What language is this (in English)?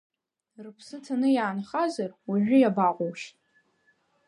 Abkhazian